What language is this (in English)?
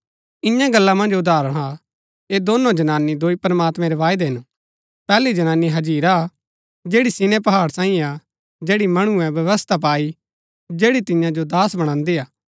Gaddi